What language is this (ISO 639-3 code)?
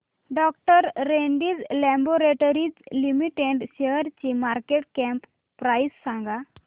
mar